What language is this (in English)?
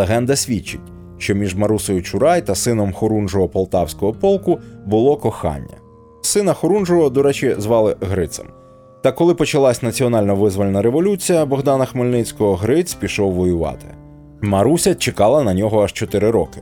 Ukrainian